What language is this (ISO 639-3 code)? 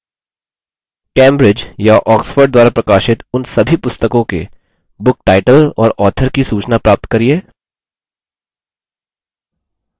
hin